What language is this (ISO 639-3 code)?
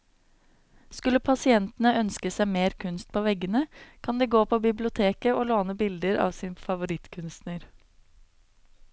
nor